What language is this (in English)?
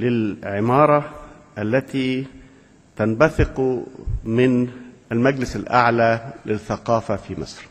Arabic